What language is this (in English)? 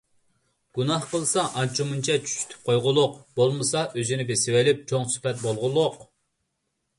Uyghur